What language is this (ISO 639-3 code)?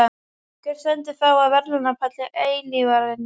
isl